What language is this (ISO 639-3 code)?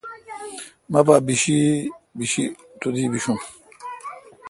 xka